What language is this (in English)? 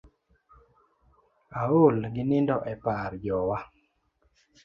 Luo (Kenya and Tanzania)